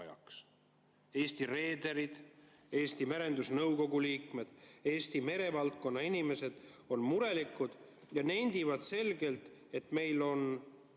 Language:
Estonian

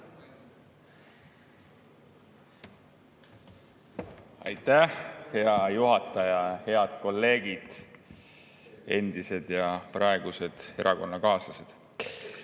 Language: Estonian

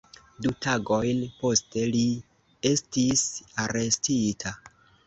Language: Esperanto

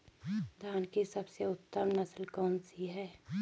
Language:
Hindi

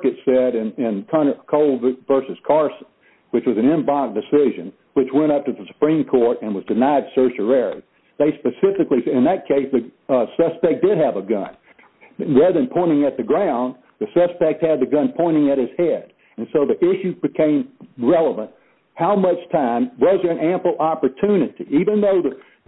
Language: English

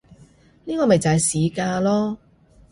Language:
Cantonese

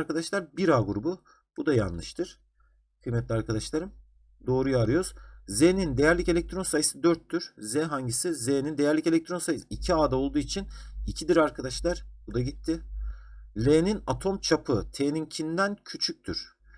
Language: Turkish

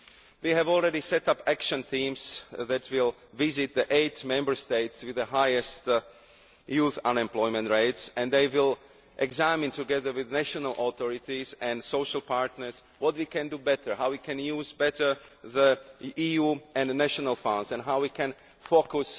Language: English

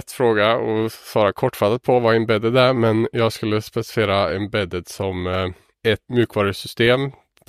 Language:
Swedish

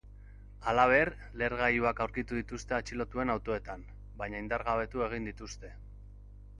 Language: Basque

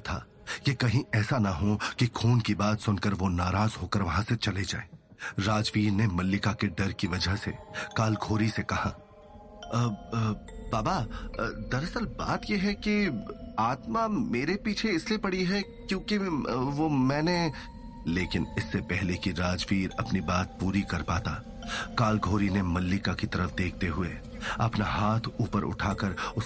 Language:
Hindi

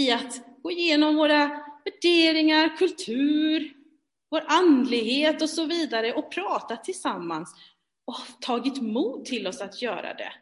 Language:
Swedish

